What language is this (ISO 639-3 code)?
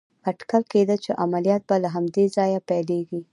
pus